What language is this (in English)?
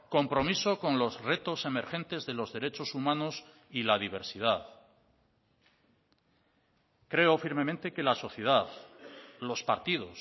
Spanish